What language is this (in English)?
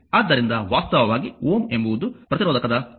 Kannada